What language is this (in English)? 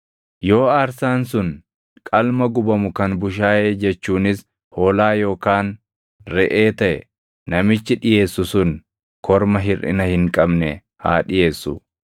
Oromo